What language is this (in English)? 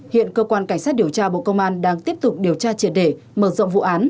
Vietnamese